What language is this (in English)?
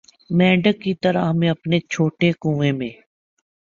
Urdu